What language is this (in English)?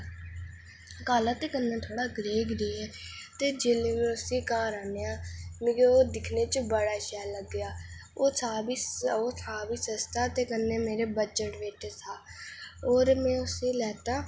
Dogri